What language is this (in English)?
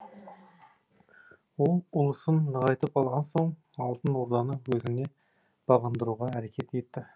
Kazakh